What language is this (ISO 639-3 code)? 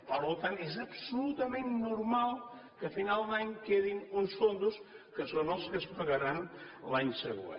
cat